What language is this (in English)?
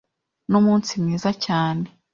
Kinyarwanda